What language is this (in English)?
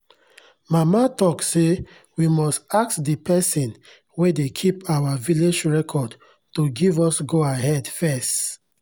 Nigerian Pidgin